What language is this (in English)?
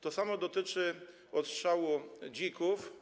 Polish